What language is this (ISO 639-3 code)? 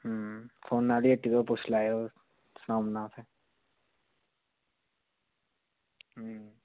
doi